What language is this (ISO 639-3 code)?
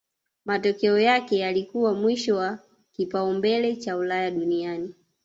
swa